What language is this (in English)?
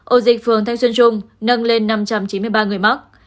Vietnamese